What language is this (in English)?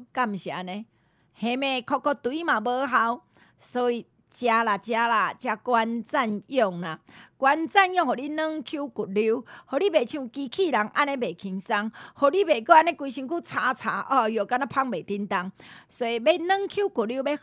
Chinese